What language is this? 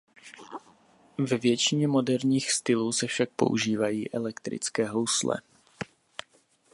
Czech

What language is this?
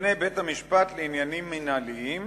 Hebrew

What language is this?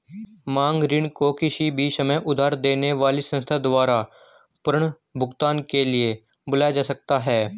Hindi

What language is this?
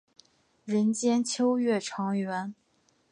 Chinese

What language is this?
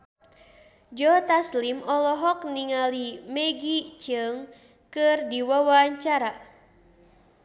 Sundanese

